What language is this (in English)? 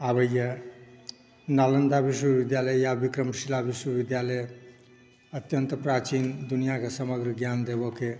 Maithili